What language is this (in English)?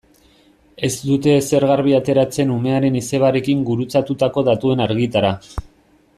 Basque